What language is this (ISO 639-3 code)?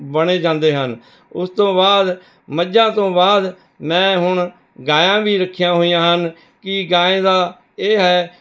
pan